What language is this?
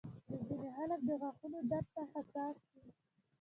Pashto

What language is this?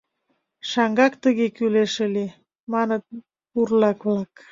Mari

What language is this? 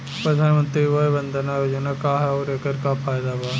Bhojpuri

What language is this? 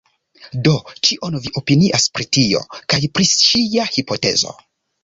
Esperanto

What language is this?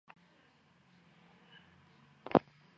Georgian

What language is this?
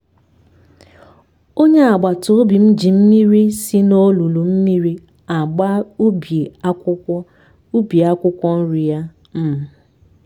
Igbo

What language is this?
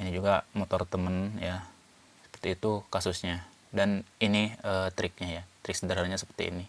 Indonesian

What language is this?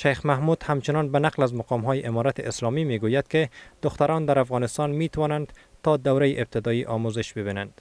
Persian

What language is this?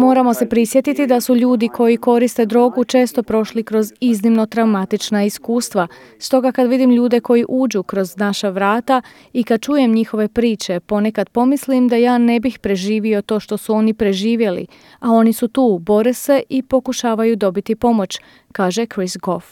Croatian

